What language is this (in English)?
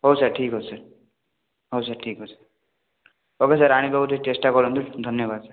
Odia